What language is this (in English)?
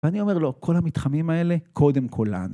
Hebrew